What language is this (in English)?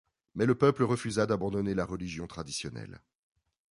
French